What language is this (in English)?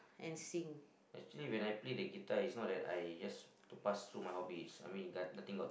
English